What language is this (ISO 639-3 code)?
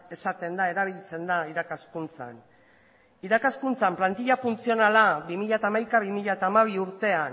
eus